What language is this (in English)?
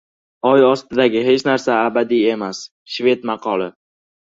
Uzbek